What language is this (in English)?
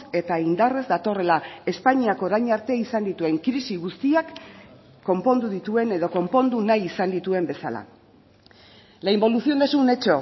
Basque